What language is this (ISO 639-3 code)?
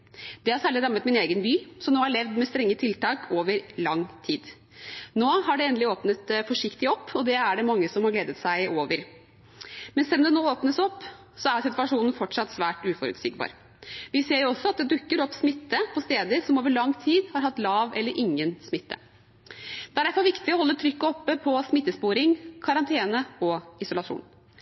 nob